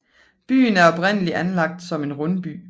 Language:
Danish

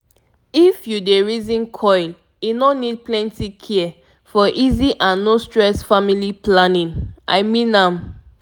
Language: Nigerian Pidgin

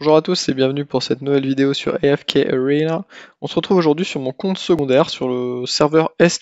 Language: French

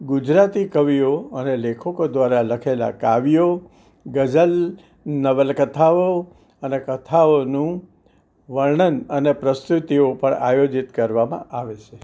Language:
Gujarati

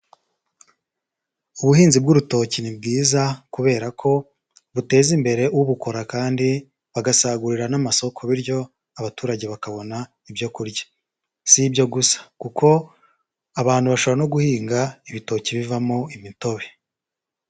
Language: Kinyarwanda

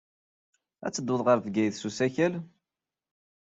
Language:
Kabyle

